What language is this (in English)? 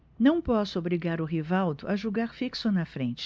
Portuguese